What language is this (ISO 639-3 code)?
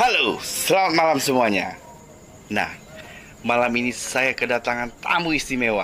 ind